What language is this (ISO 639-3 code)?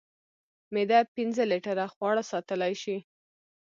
pus